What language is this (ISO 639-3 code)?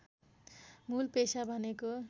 nep